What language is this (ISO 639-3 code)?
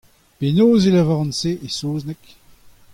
bre